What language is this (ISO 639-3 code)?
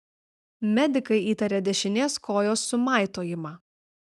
lit